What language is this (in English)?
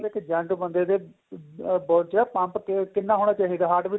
Punjabi